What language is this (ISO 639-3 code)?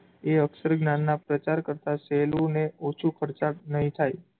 guj